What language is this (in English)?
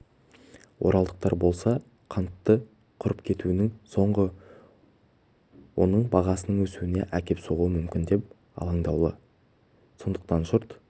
Kazakh